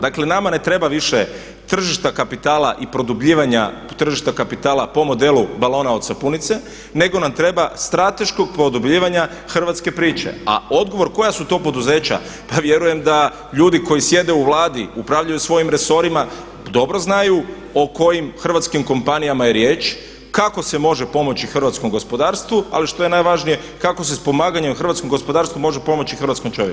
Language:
Croatian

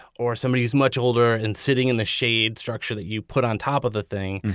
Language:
English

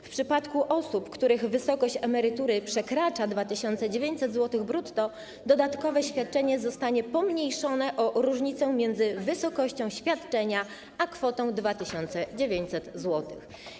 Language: Polish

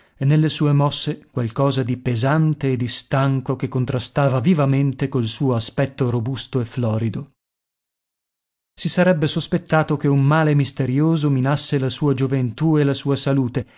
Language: Italian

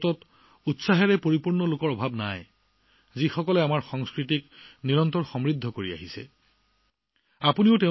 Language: Assamese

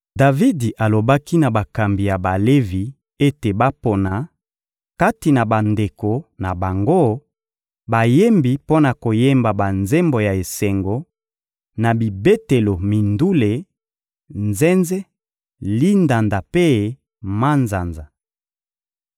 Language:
Lingala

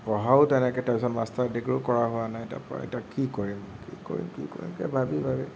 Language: Assamese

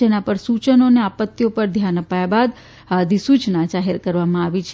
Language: Gujarati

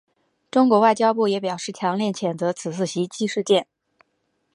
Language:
Chinese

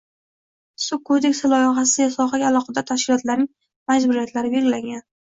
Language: Uzbek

